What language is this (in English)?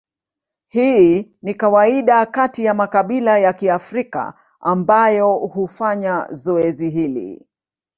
Swahili